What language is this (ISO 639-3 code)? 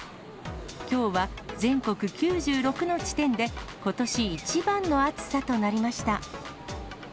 jpn